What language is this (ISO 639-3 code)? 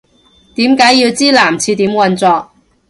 yue